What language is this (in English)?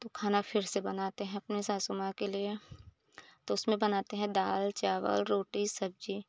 Hindi